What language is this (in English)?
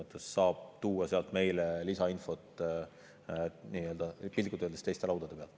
Estonian